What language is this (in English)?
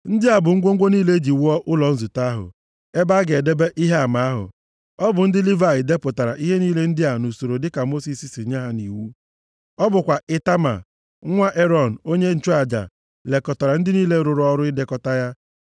Igbo